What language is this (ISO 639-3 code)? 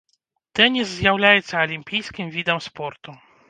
bel